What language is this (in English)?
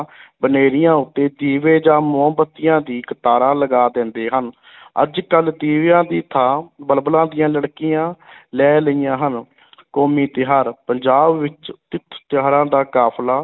Punjabi